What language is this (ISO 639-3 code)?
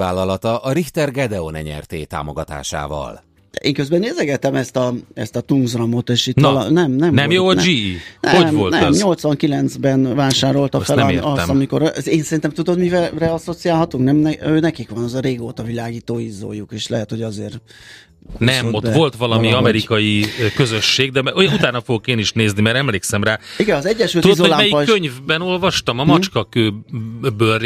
hun